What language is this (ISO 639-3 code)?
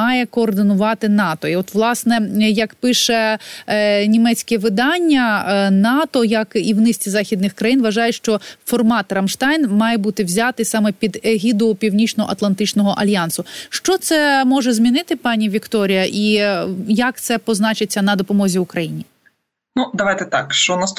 ukr